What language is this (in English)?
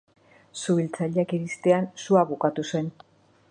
Basque